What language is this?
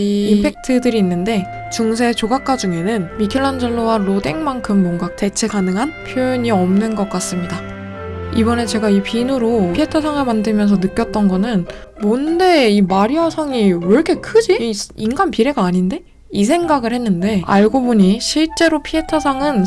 Korean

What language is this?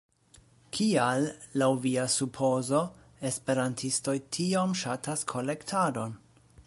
Esperanto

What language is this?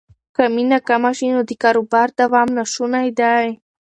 Pashto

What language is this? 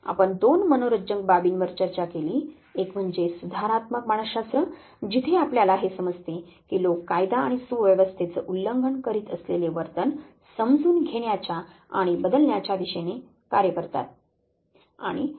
Marathi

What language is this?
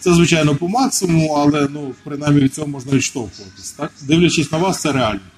Ukrainian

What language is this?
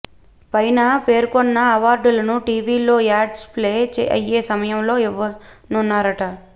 Telugu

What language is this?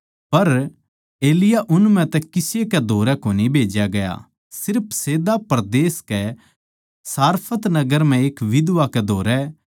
Haryanvi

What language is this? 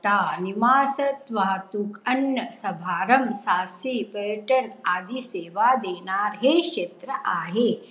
Marathi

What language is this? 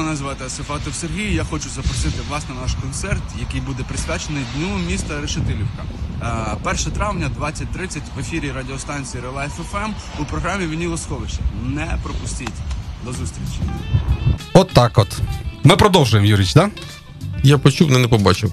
Ukrainian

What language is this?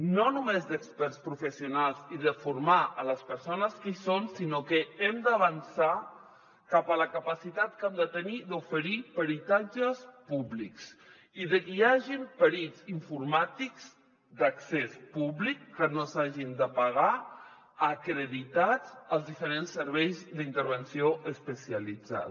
Catalan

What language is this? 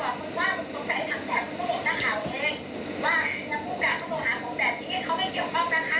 Thai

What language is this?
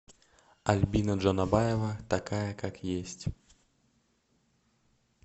Russian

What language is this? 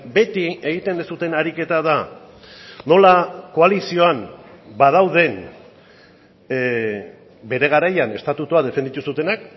Basque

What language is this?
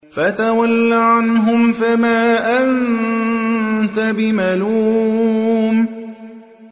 Arabic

